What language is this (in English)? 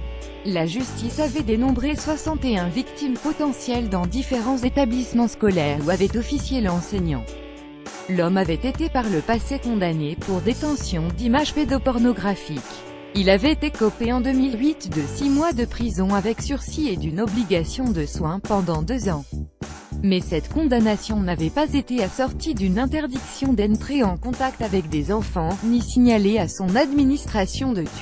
French